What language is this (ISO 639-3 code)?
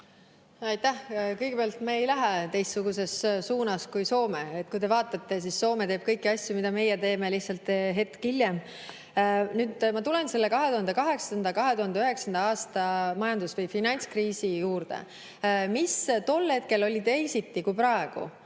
est